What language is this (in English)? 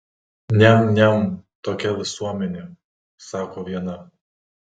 Lithuanian